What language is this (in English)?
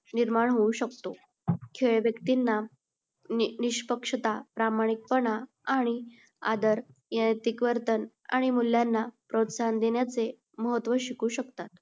Marathi